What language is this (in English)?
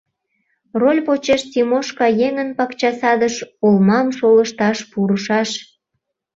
Mari